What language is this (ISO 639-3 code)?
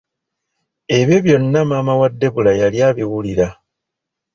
lug